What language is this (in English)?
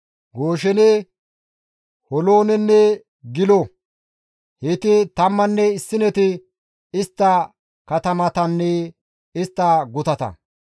Gamo